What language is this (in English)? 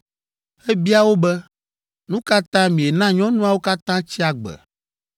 Ewe